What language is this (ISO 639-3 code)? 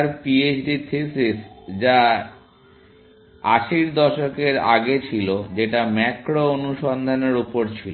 ben